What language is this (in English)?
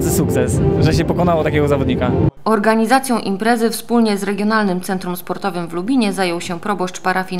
Polish